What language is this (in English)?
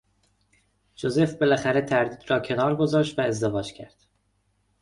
Persian